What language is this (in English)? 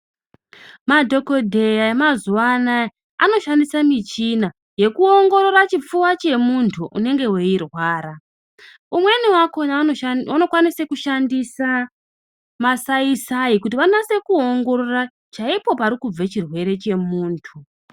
Ndau